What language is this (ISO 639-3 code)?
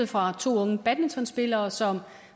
dan